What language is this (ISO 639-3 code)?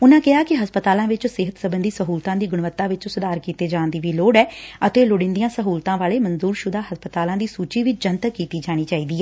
pan